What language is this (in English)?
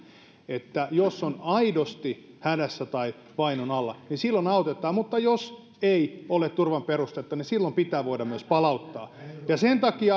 Finnish